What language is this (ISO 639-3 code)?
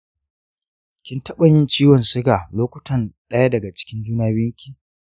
hau